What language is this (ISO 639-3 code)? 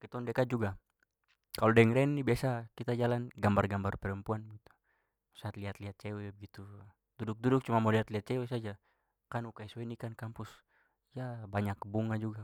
pmy